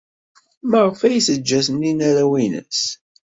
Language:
Kabyle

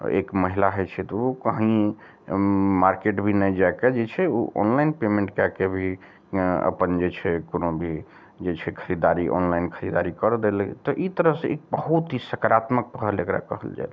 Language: Maithili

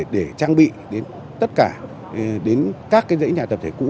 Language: Vietnamese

